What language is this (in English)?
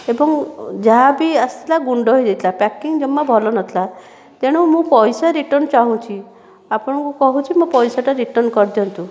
Odia